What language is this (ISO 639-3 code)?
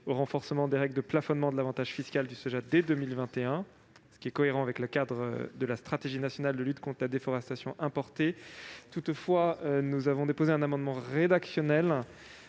fra